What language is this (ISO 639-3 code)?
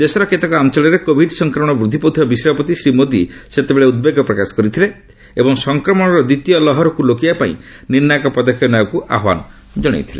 ori